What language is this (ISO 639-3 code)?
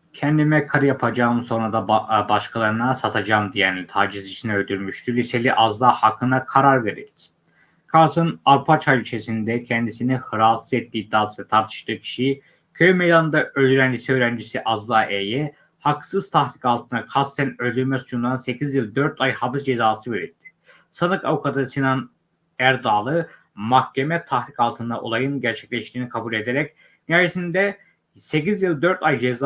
tur